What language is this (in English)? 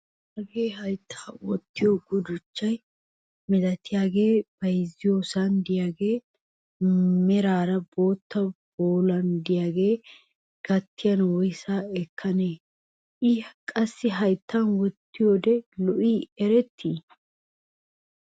Wolaytta